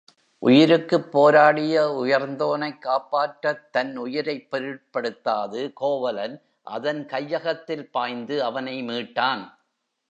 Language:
Tamil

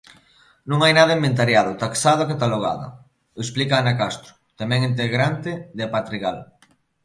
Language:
Galician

